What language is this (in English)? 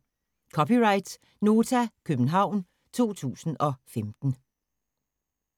Danish